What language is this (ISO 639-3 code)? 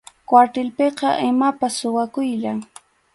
qxu